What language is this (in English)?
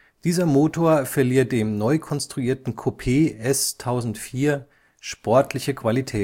German